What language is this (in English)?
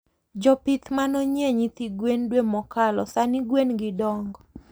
Luo (Kenya and Tanzania)